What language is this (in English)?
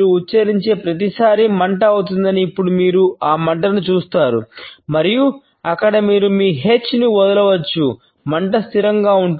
Telugu